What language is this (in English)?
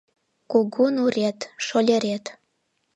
Mari